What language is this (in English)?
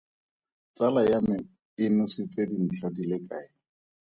Tswana